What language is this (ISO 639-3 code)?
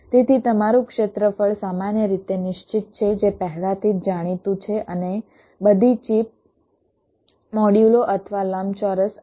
guj